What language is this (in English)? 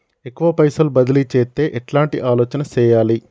Telugu